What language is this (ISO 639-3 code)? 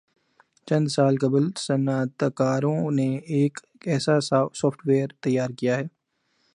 urd